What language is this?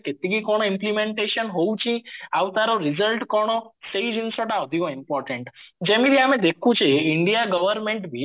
Odia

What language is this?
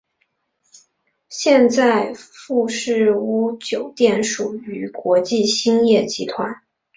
Chinese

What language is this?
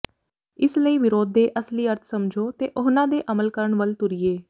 Punjabi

